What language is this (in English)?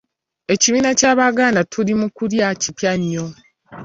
Ganda